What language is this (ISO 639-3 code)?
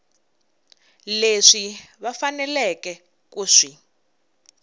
tso